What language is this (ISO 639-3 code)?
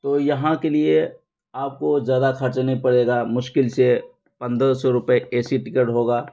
urd